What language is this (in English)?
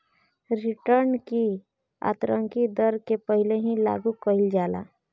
Bhojpuri